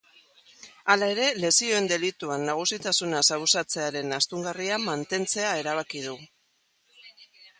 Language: Basque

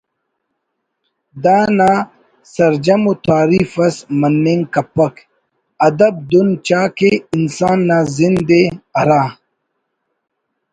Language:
Brahui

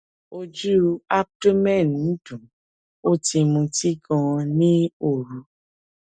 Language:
Yoruba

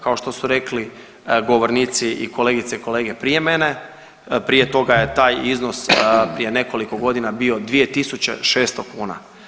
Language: Croatian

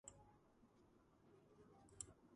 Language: Georgian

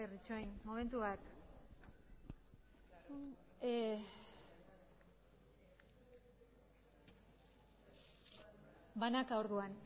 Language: Basque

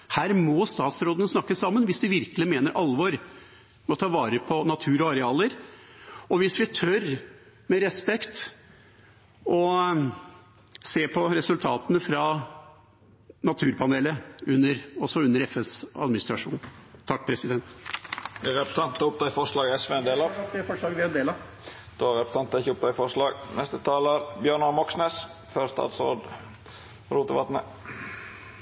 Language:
Norwegian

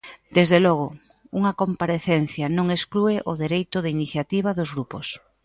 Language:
Galician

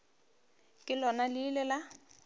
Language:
Northern Sotho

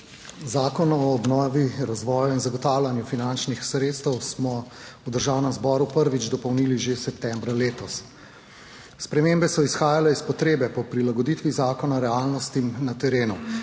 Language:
Slovenian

